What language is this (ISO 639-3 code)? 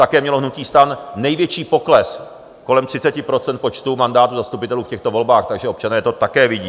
ces